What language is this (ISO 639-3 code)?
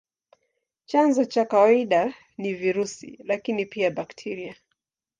swa